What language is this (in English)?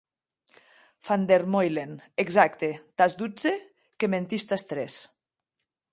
Occitan